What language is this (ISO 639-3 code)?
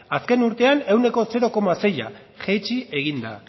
eus